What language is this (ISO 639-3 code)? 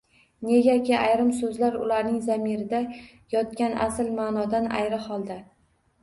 uzb